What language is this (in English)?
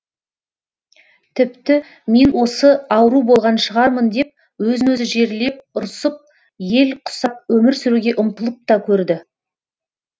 Kazakh